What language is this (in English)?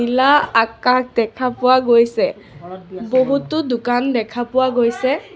Assamese